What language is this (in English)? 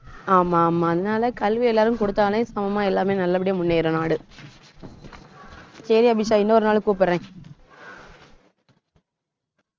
Tamil